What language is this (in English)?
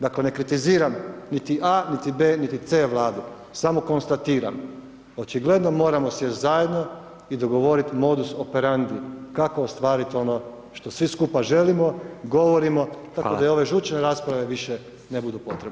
Croatian